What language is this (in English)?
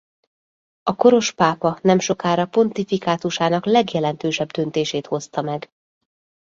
Hungarian